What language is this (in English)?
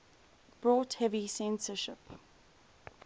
English